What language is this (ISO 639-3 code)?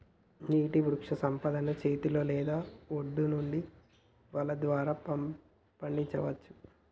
tel